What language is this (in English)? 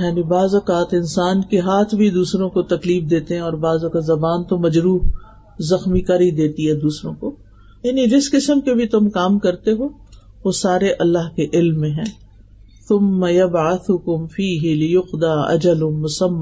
Urdu